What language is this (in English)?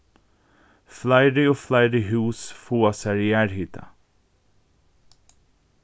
Faroese